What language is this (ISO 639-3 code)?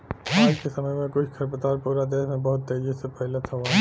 bho